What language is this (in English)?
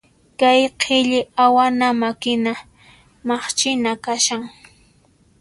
Puno Quechua